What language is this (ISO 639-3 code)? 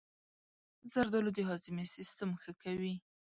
pus